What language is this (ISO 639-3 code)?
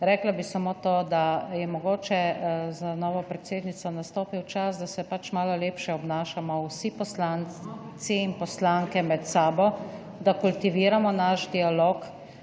slv